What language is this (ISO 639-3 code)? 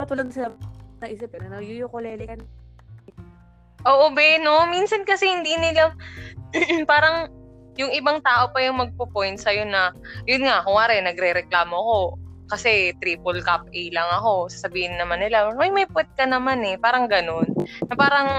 fil